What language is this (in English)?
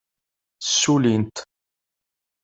Kabyle